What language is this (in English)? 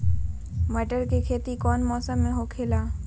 Magahi